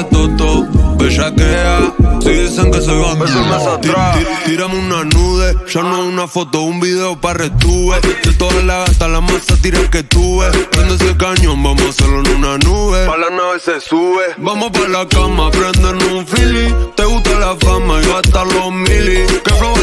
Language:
Romanian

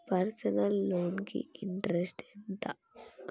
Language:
Telugu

